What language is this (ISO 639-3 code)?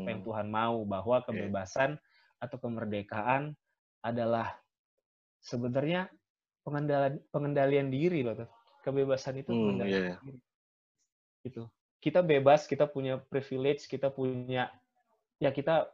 ind